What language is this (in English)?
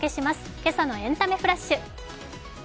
Japanese